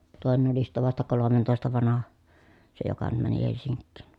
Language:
Finnish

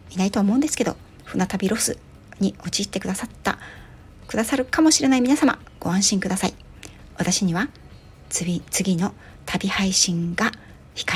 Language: Japanese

